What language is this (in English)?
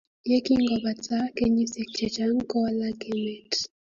Kalenjin